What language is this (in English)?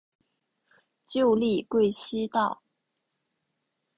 Chinese